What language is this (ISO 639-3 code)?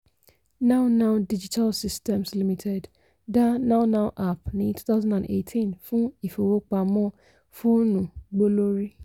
yor